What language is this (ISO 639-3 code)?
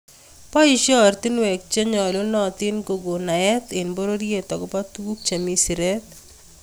kln